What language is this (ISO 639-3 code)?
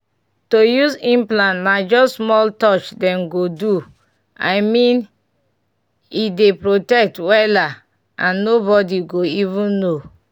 pcm